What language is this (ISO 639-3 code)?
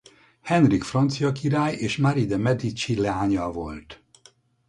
hun